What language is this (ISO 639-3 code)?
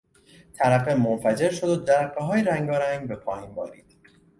fas